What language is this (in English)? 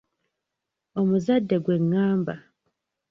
Ganda